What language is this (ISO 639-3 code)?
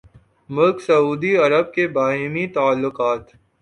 urd